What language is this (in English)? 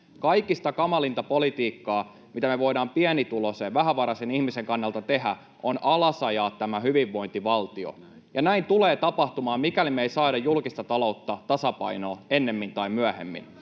Finnish